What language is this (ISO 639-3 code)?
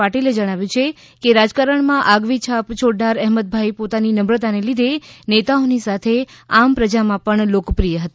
guj